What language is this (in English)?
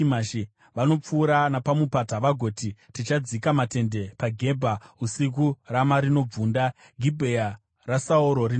Shona